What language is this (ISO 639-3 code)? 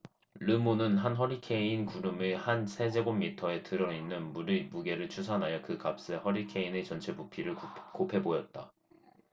kor